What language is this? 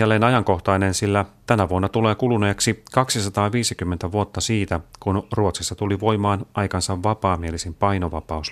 Finnish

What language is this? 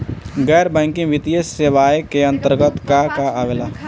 Bhojpuri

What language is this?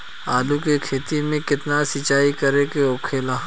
Bhojpuri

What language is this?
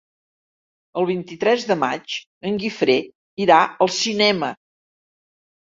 Catalan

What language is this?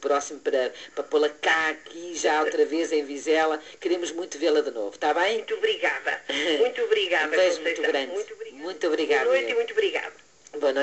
Portuguese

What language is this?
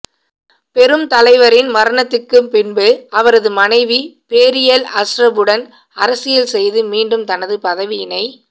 Tamil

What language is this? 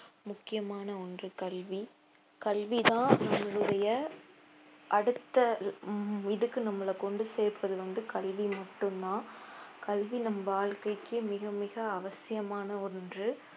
Tamil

